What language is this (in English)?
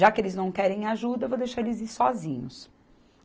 Portuguese